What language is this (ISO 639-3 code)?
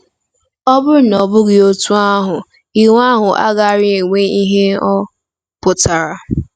ibo